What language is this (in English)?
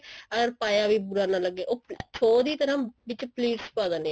Punjabi